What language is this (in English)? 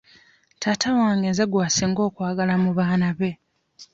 Ganda